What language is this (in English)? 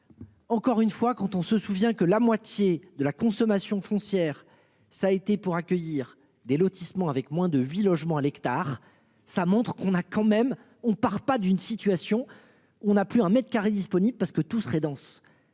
French